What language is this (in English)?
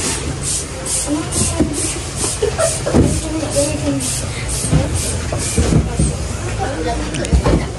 Filipino